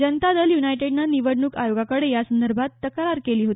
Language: Marathi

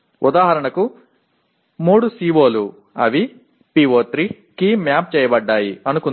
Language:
Telugu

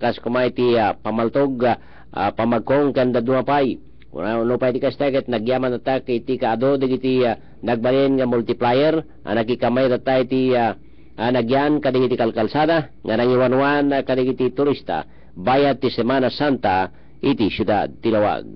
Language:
Filipino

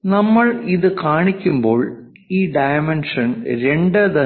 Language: Malayalam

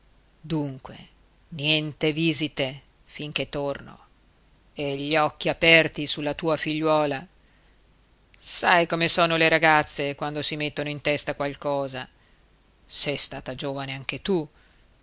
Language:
Italian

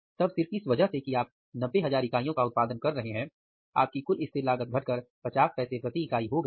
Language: Hindi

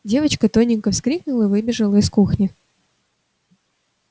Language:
Russian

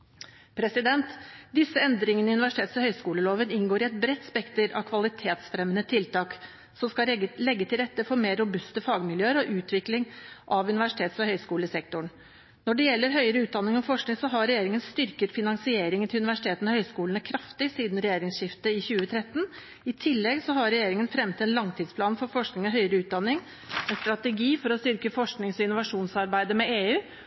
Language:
Norwegian Bokmål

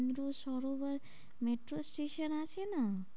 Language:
Bangla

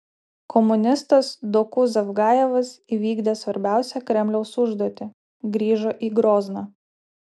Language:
Lithuanian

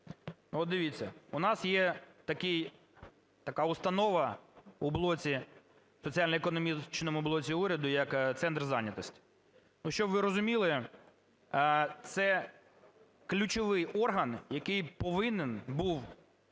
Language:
Ukrainian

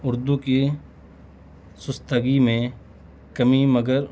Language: Urdu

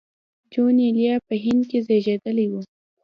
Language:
Pashto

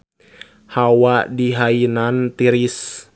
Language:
Sundanese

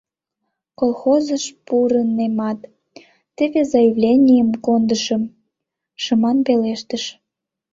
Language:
Mari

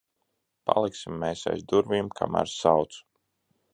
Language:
Latvian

